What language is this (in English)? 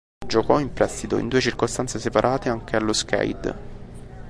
Italian